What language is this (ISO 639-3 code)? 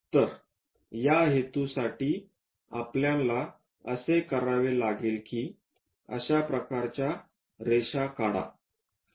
mar